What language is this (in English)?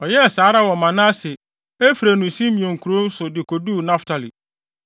Akan